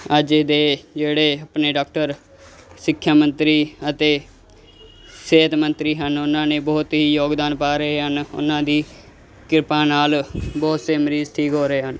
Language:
Punjabi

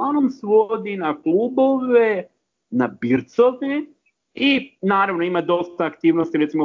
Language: Croatian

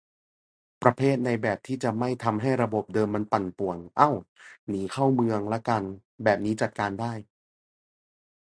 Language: Thai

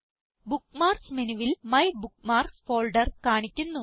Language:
Malayalam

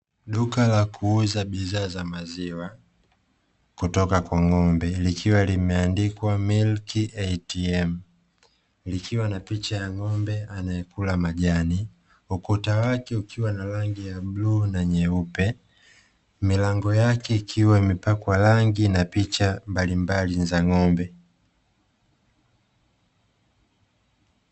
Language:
Swahili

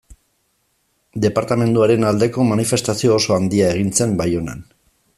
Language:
Basque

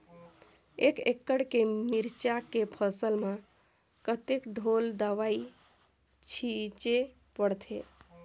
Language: Chhattisgarhi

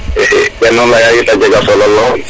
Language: Serer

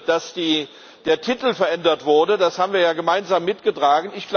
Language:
German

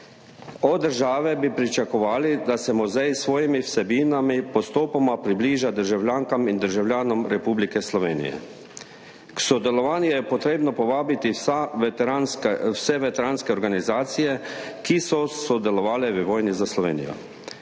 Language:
Slovenian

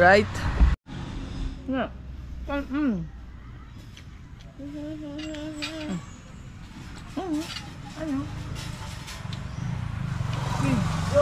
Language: Filipino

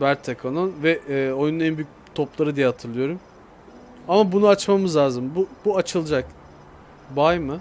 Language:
Turkish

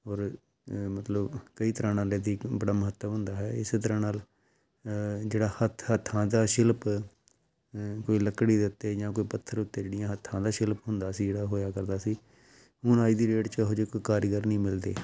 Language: Punjabi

